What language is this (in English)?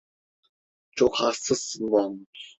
Turkish